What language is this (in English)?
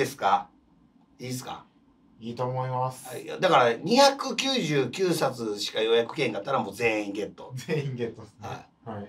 Japanese